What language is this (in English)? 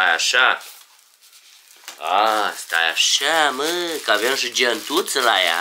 Romanian